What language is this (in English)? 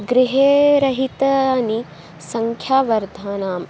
Sanskrit